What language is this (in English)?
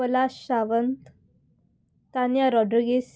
Konkani